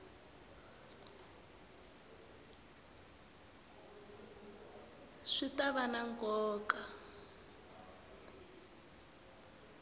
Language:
Tsonga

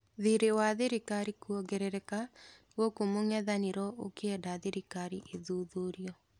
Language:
Kikuyu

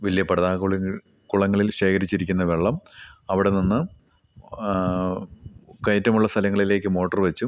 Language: Malayalam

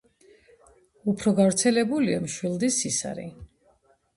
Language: Georgian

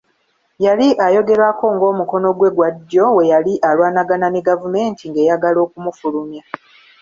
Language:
Ganda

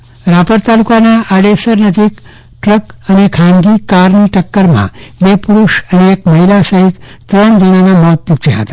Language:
Gujarati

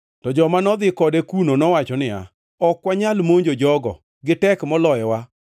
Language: Luo (Kenya and Tanzania)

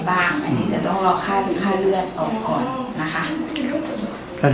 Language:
Thai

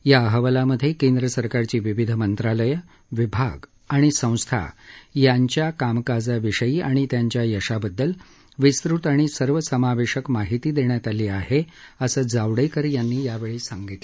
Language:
Marathi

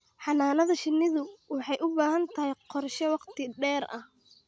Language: Somali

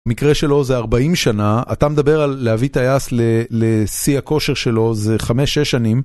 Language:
Hebrew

